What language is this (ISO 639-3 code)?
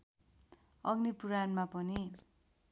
nep